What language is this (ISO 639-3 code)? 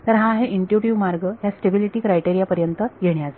mar